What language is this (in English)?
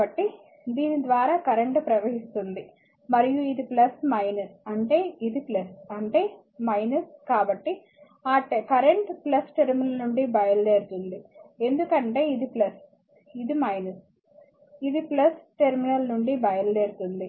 Telugu